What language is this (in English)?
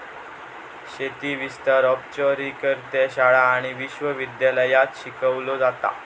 Marathi